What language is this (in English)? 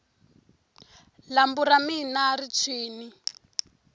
Tsonga